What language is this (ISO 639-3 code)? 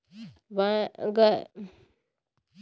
hne